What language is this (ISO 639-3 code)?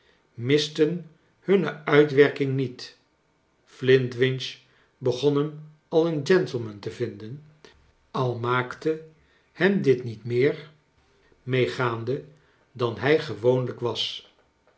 nld